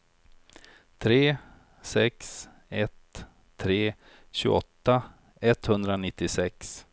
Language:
Swedish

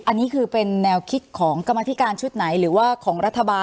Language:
Thai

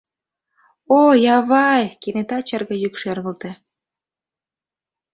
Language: Mari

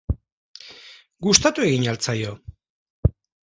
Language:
Basque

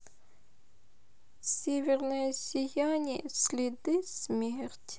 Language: Russian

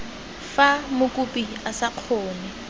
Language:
Tswana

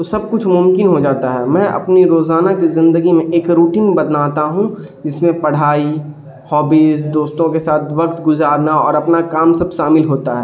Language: Urdu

